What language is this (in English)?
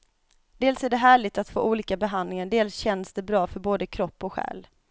Swedish